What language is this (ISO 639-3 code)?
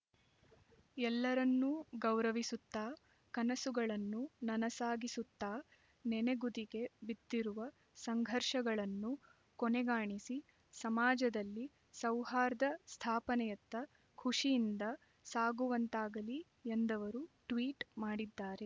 kan